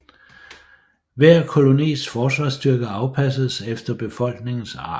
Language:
Danish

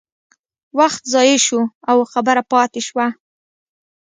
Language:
Pashto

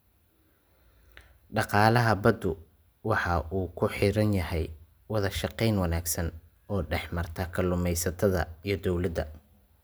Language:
Somali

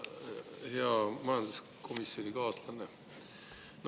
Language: Estonian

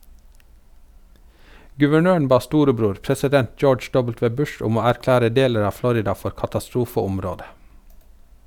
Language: Norwegian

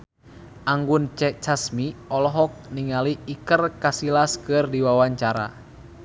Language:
Sundanese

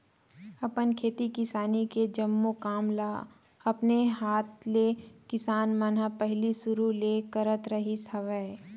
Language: Chhattisgarhi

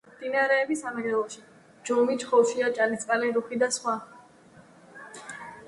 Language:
Georgian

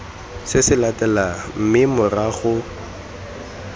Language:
Tswana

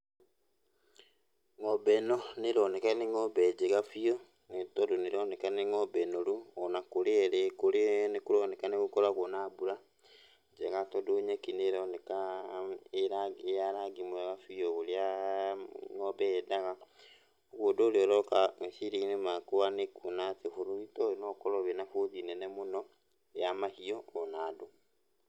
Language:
Kikuyu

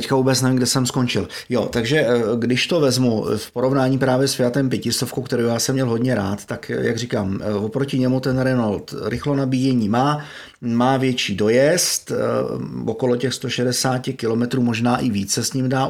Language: Czech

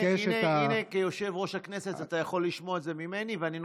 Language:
Hebrew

